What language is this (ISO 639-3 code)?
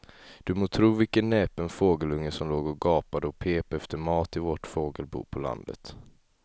swe